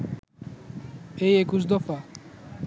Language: Bangla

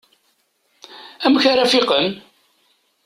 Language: Kabyle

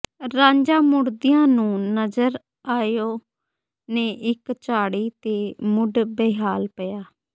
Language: Punjabi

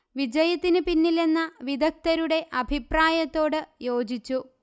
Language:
Malayalam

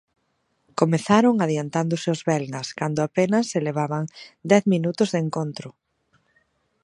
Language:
Galician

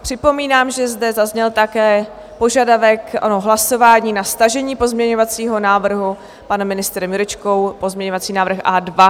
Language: Czech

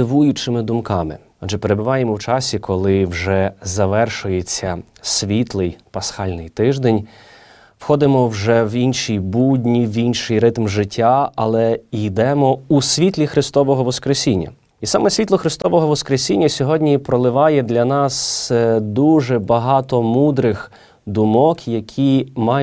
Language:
Ukrainian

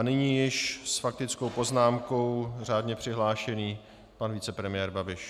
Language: Czech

